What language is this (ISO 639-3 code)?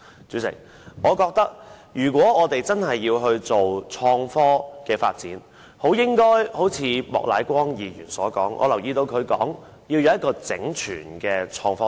yue